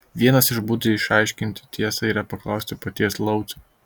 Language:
Lithuanian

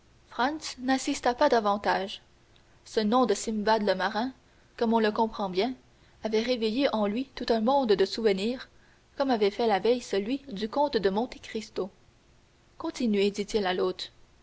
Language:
French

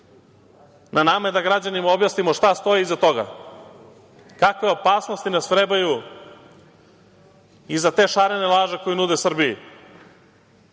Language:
Serbian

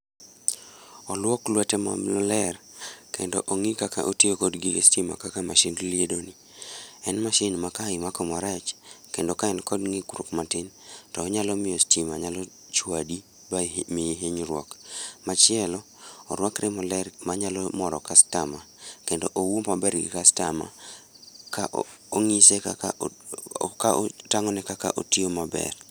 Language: Luo (Kenya and Tanzania)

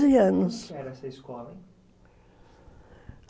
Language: Portuguese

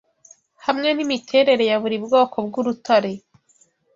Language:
Kinyarwanda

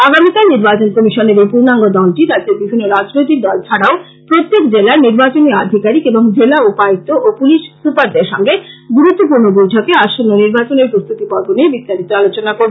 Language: Bangla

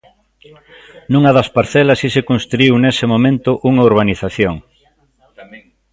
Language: Galician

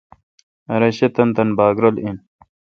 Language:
Kalkoti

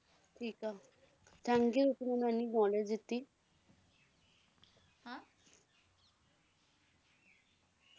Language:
Punjabi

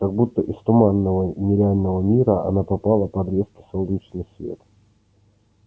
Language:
Russian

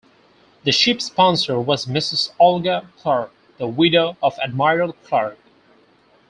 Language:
English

